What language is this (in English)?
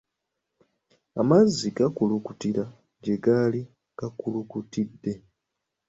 Ganda